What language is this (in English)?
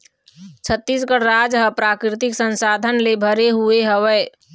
Chhattisgarhi